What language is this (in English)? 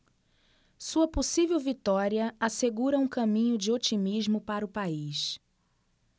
Portuguese